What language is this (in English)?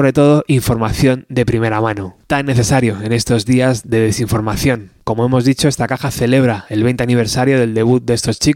Spanish